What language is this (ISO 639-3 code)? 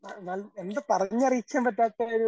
mal